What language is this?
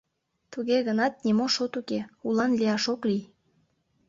Mari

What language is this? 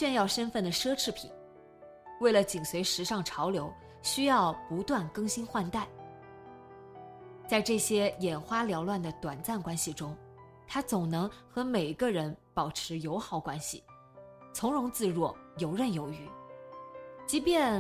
Chinese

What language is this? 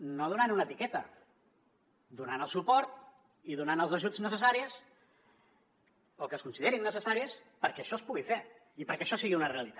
Catalan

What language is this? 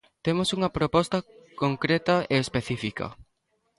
Galician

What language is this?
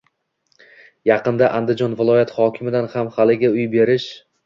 Uzbek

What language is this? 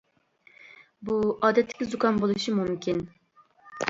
Uyghur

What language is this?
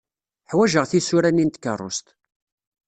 Kabyle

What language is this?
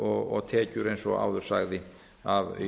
Icelandic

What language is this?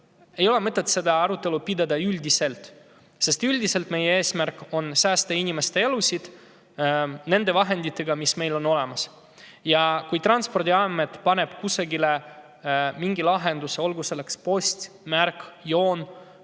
Estonian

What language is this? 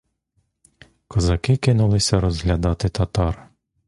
Ukrainian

